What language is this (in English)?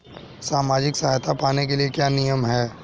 Hindi